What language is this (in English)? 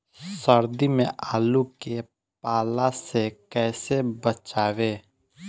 Bhojpuri